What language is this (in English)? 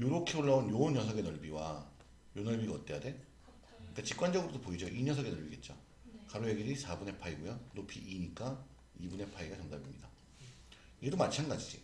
Korean